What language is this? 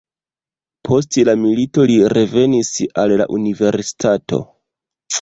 Esperanto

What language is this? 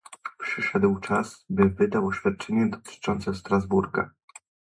Polish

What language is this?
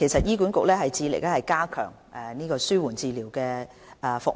Cantonese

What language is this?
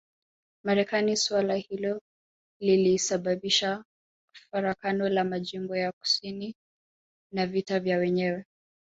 Swahili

